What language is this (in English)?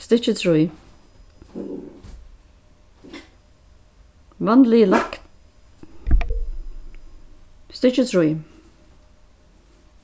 Faroese